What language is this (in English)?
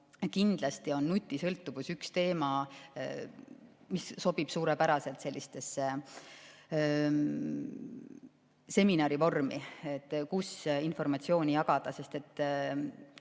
Estonian